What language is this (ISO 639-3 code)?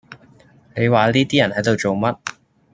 yue